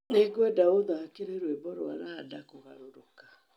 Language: Kikuyu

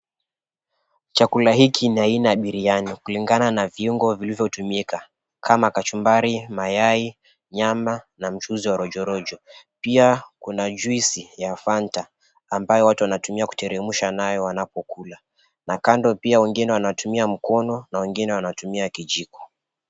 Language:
Swahili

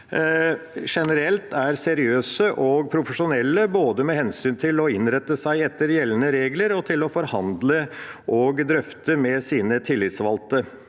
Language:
Norwegian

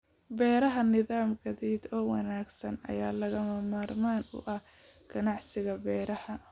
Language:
Somali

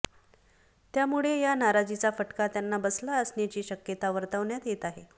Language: Marathi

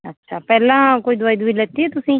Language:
Punjabi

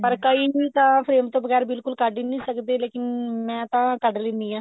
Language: Punjabi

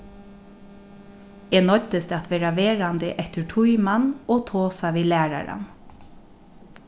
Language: Faroese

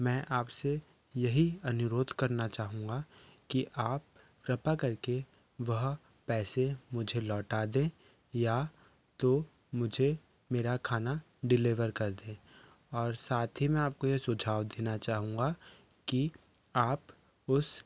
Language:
Hindi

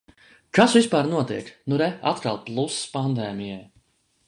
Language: Latvian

